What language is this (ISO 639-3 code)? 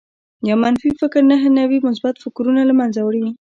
pus